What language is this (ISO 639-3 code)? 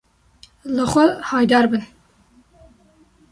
kur